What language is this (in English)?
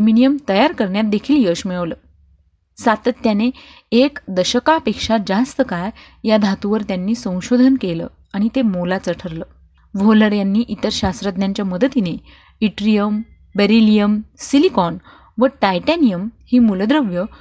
Marathi